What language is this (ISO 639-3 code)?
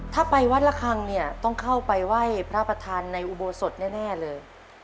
tha